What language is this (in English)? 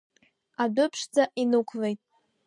Abkhazian